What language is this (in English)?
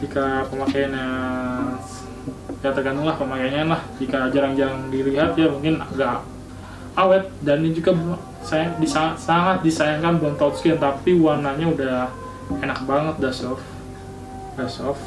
Indonesian